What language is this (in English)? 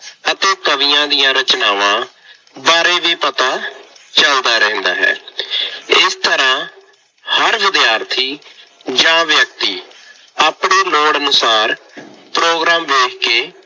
Punjabi